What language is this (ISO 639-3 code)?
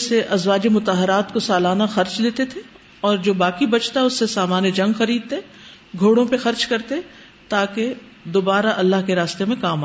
urd